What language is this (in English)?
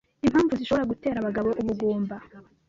Kinyarwanda